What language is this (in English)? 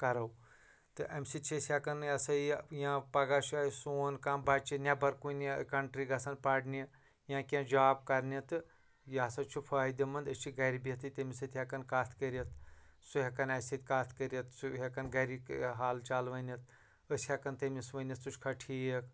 Kashmiri